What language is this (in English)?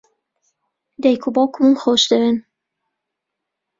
Central Kurdish